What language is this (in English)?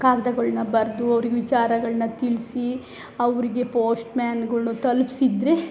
Kannada